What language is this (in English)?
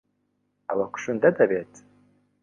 Central Kurdish